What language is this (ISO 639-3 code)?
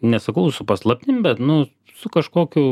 lit